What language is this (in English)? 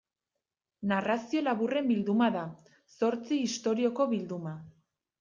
Basque